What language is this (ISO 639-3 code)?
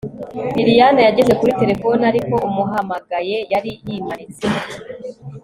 kin